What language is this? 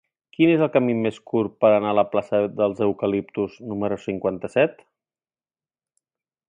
Catalan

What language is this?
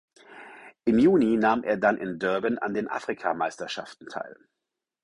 German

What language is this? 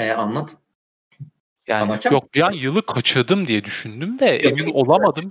Turkish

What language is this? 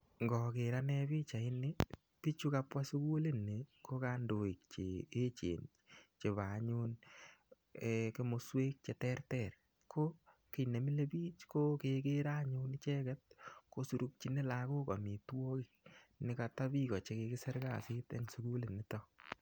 Kalenjin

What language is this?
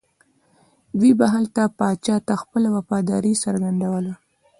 Pashto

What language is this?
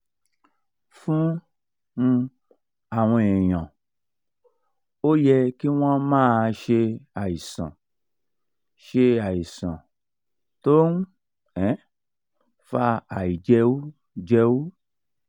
Yoruba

